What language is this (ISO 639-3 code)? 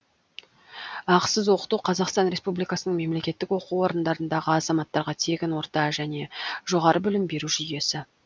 kaz